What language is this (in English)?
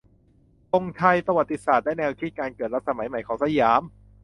Thai